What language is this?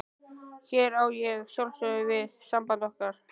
Icelandic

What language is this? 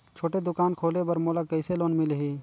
Chhattisgarhi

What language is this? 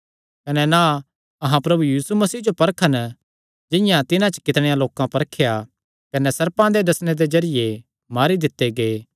Kangri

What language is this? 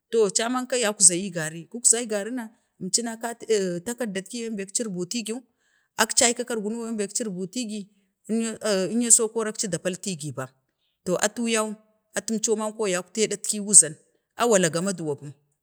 Bade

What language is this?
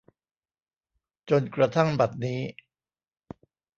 Thai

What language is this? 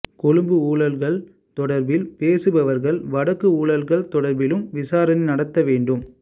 Tamil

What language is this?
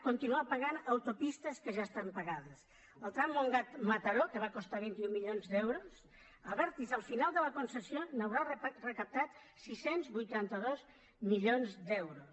Catalan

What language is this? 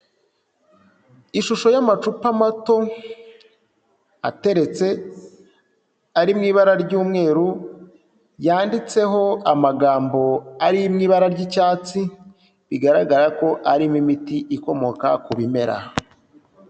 Kinyarwanda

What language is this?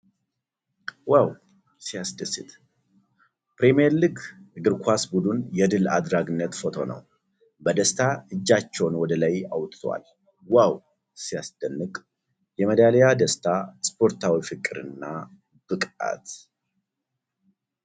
Amharic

